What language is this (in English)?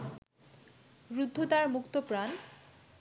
Bangla